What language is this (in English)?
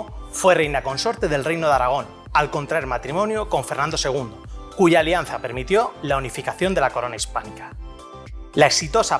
Spanish